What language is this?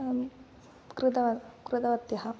Sanskrit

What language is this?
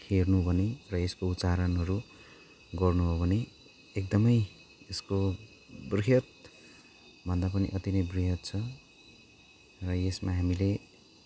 Nepali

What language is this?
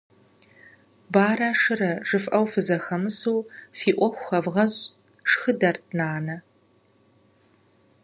Kabardian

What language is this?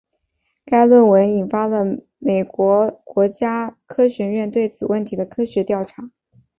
Chinese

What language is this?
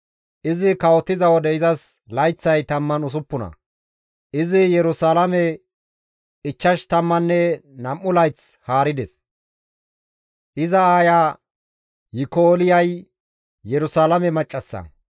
Gamo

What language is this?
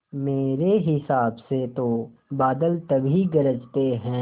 Hindi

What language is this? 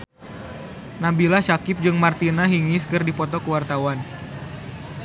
Sundanese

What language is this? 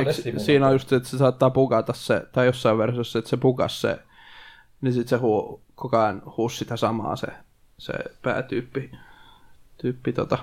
Finnish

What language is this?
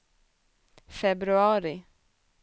Swedish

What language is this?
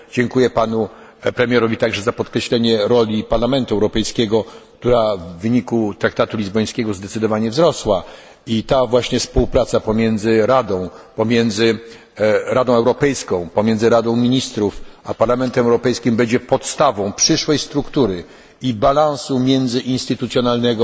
Polish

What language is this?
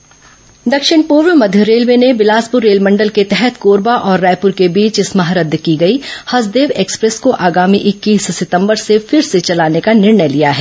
Hindi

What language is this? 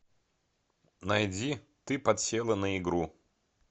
Russian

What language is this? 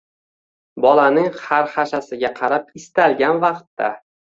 Uzbek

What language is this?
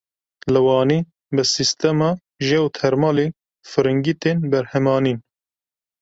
Kurdish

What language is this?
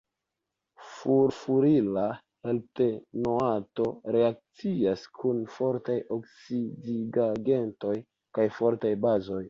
Esperanto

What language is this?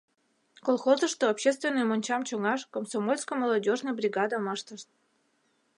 Mari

